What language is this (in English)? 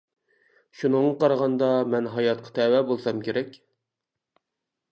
Uyghur